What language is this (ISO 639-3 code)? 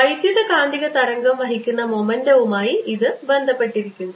mal